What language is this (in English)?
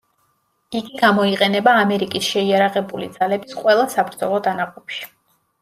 Georgian